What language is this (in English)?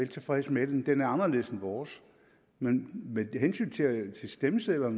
Danish